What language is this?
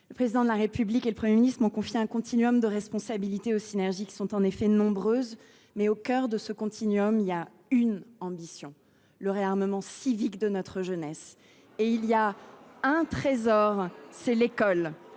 French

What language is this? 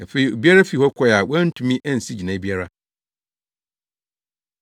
Akan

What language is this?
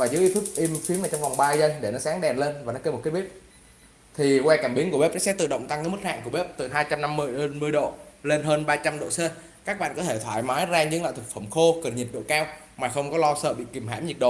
Vietnamese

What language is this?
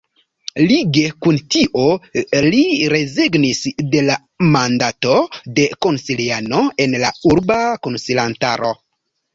Esperanto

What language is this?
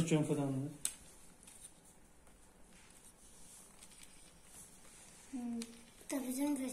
Spanish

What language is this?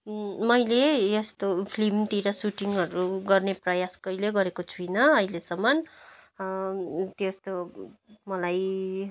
Nepali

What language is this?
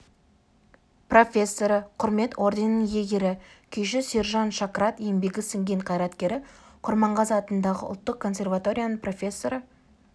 Kazakh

